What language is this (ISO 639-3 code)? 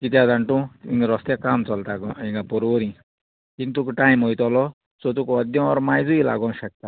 kok